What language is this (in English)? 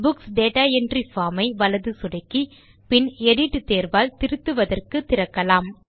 Tamil